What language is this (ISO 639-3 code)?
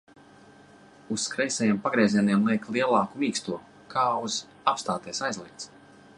lav